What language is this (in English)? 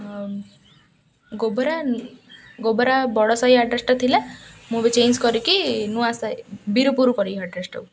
Odia